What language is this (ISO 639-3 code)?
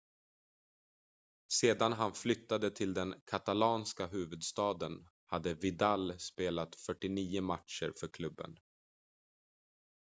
swe